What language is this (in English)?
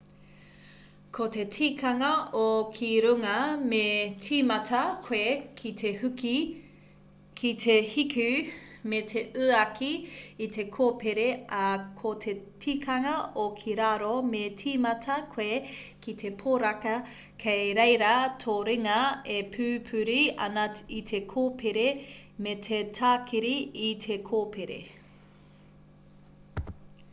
Māori